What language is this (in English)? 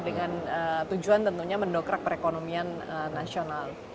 Indonesian